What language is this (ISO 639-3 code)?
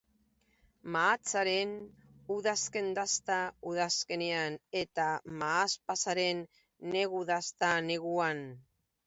eus